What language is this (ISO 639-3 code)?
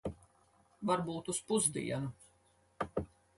lav